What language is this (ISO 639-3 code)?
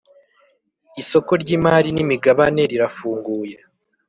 kin